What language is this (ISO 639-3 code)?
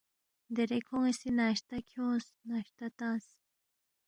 bft